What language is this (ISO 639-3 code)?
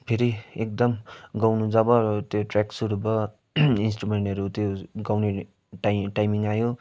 nep